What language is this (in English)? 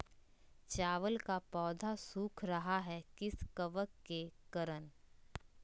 Magahi